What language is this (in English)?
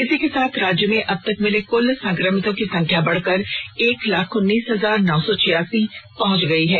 Hindi